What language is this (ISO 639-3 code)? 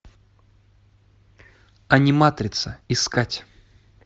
rus